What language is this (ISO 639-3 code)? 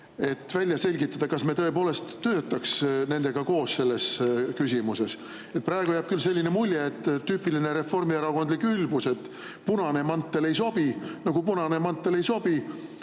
est